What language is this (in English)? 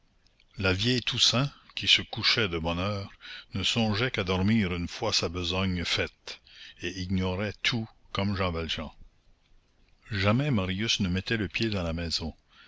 French